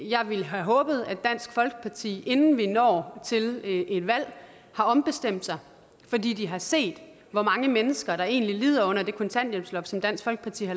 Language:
Danish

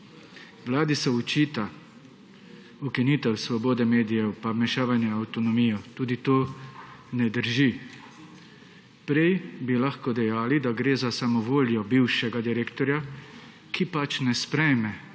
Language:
Slovenian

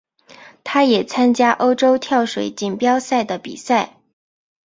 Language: Chinese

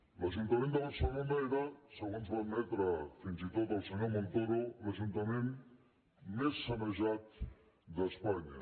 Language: Catalan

